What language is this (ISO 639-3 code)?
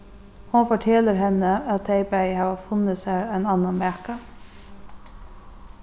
fao